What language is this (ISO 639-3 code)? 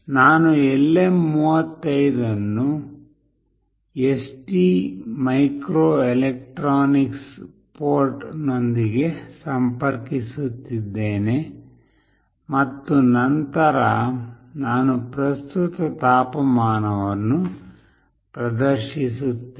kan